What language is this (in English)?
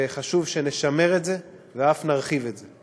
Hebrew